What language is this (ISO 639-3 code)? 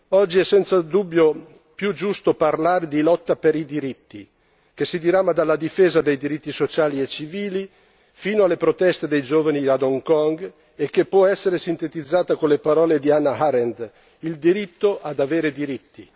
ita